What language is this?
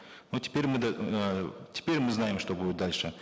Kazakh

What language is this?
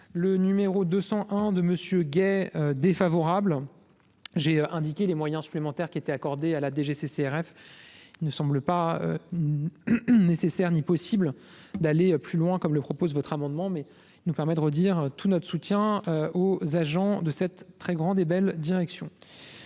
French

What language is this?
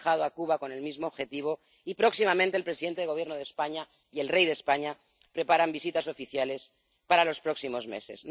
Spanish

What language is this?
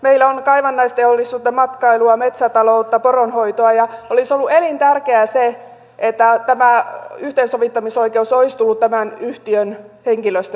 Finnish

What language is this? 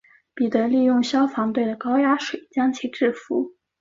Chinese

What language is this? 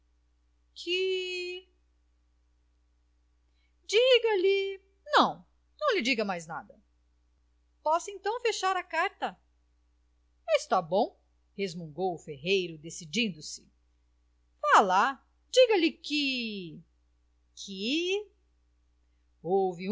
Portuguese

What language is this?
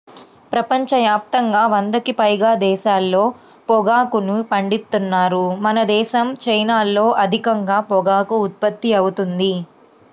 Telugu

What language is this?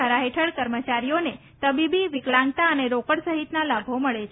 Gujarati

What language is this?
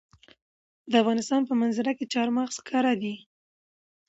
Pashto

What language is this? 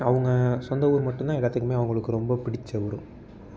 Tamil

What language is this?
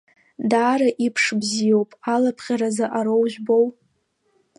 Abkhazian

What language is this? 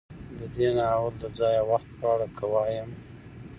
Pashto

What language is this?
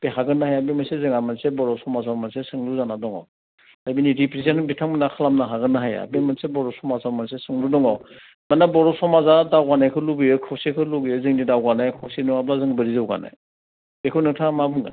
Bodo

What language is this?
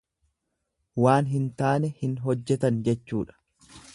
Oromo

